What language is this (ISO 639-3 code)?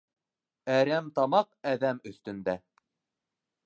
bak